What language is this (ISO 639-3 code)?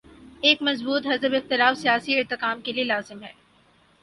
urd